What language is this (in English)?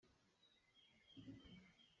Hakha Chin